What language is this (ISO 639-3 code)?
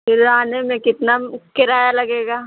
hin